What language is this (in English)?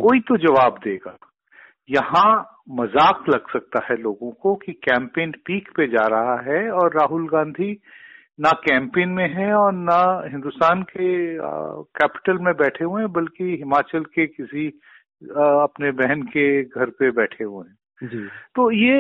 Hindi